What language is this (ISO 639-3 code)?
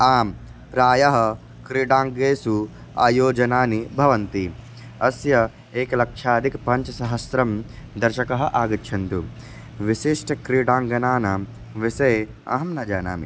san